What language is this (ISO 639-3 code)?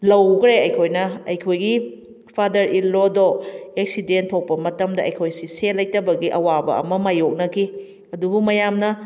mni